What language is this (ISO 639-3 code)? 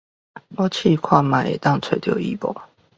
nan